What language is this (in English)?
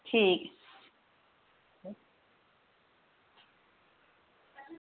Dogri